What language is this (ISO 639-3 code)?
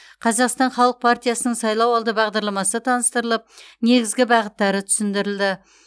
kaz